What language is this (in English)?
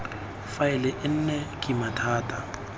Tswana